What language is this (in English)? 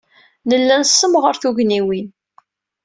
Kabyle